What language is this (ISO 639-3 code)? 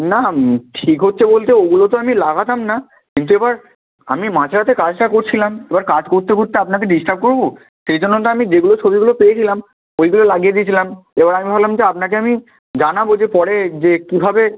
ben